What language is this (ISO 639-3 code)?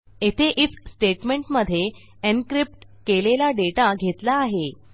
mar